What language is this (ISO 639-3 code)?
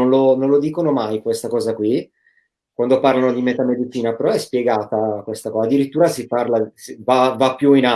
ita